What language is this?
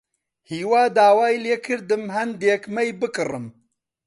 Central Kurdish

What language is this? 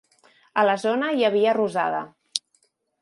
Catalan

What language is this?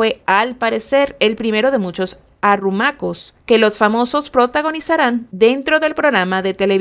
Spanish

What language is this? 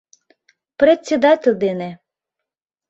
Mari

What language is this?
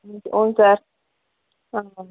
Kannada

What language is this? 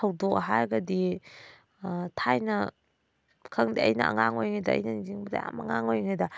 Manipuri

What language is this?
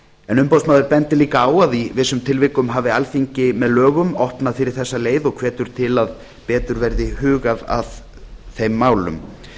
Icelandic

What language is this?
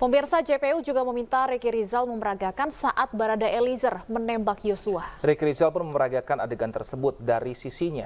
Indonesian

